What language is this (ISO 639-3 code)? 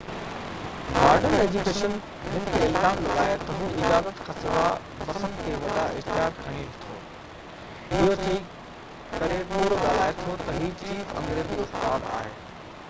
snd